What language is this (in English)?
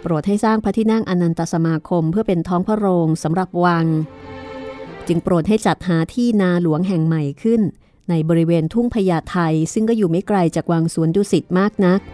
Thai